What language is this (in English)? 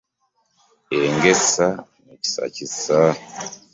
Ganda